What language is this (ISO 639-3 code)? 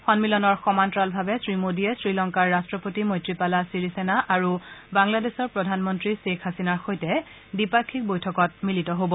asm